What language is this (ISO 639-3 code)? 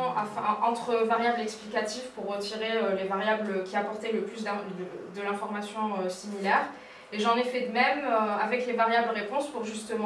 fra